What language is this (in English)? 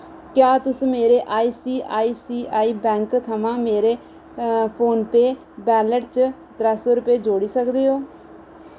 Dogri